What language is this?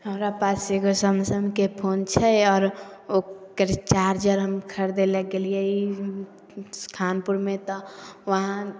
Maithili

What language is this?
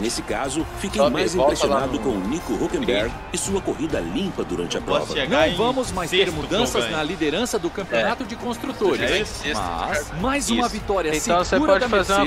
Portuguese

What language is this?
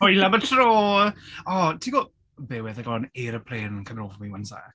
Welsh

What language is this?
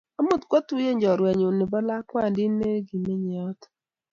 Kalenjin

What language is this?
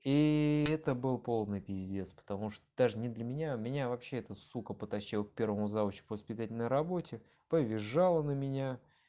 Russian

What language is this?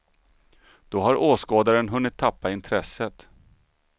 Swedish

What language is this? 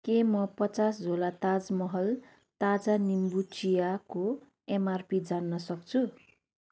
Nepali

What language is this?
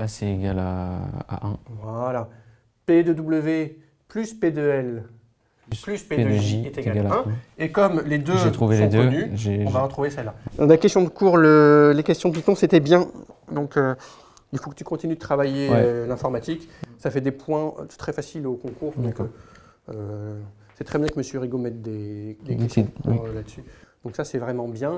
French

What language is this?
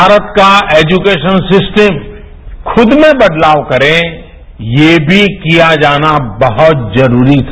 Hindi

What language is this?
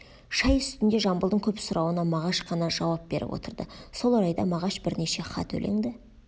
Kazakh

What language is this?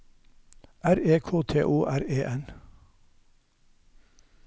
Norwegian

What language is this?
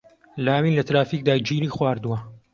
Central Kurdish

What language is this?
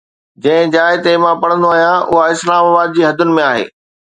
Sindhi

